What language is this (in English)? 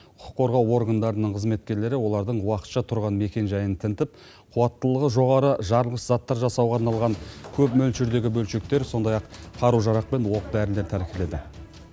Kazakh